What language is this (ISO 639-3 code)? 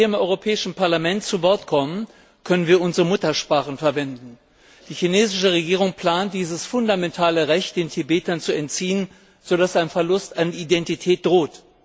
deu